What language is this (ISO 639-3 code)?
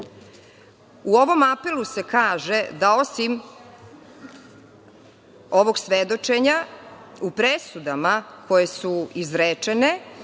srp